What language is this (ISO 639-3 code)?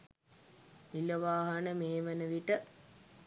sin